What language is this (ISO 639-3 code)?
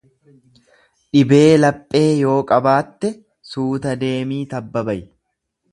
orm